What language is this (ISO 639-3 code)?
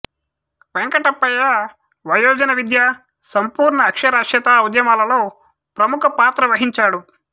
tel